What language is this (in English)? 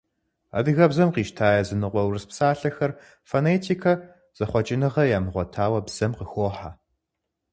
Kabardian